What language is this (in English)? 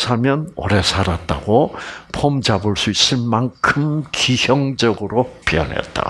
Korean